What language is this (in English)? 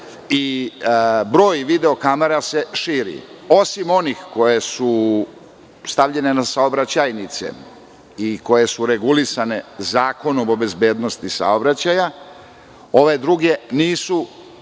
Serbian